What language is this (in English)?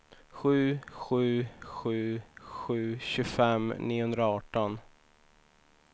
Swedish